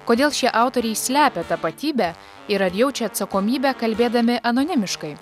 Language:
Lithuanian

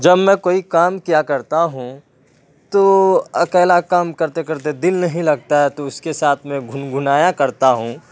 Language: Urdu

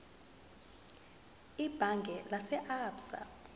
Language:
Zulu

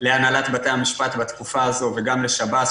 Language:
Hebrew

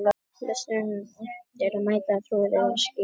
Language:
Icelandic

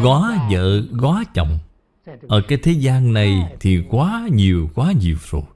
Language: Vietnamese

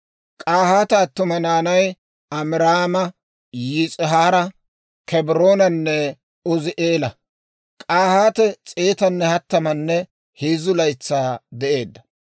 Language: Dawro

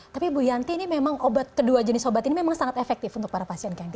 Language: Indonesian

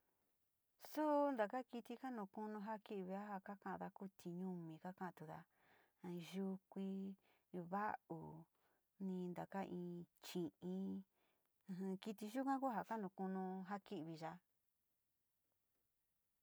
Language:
Sinicahua Mixtec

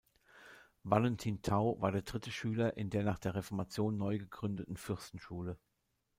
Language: German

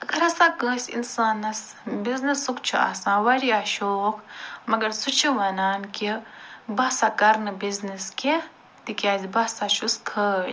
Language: Kashmiri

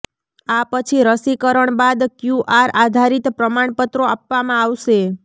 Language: Gujarati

